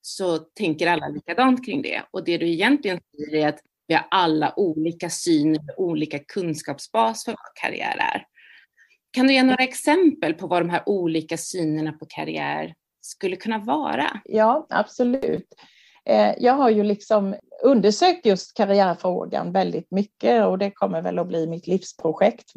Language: Swedish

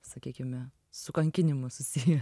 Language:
Lithuanian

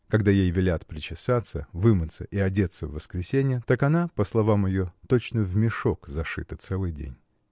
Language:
Russian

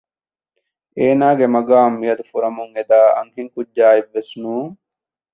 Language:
Divehi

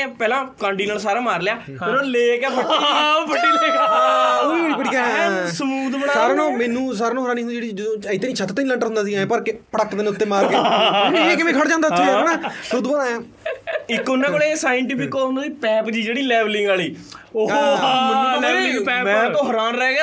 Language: Punjabi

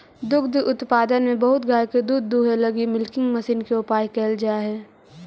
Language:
Magahi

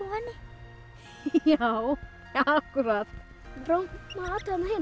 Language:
Icelandic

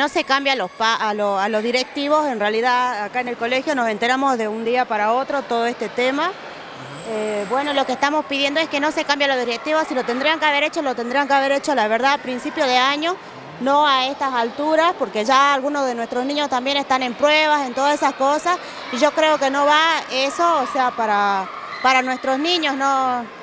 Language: Spanish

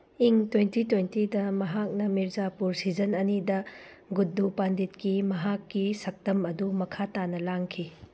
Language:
Manipuri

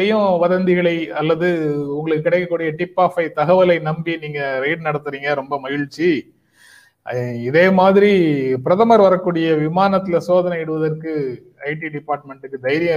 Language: Tamil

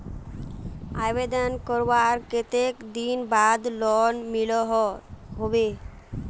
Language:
Magahi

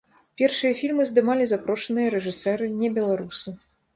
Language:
Belarusian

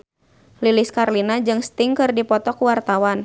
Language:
Sundanese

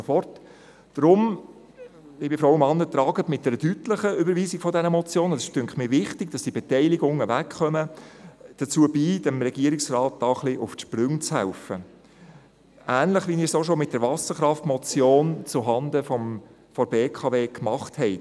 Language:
Swiss German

